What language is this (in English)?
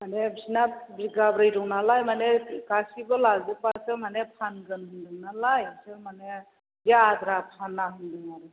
Bodo